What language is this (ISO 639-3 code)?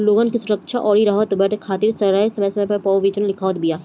bho